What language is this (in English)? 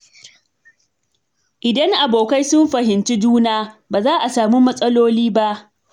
Hausa